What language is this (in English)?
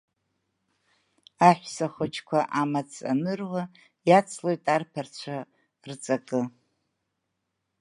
Abkhazian